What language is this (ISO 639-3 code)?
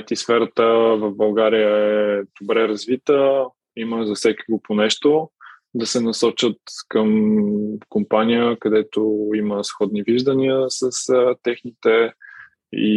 bul